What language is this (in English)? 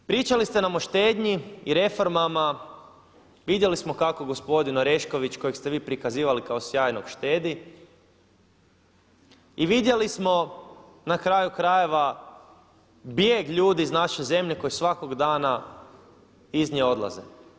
Croatian